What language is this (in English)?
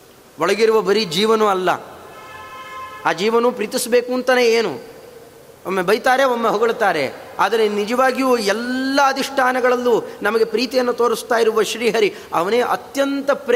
Kannada